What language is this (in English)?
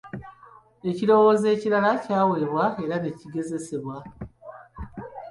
Ganda